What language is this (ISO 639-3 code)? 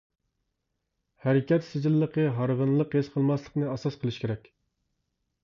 uig